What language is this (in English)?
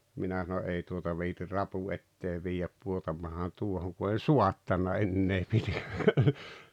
Finnish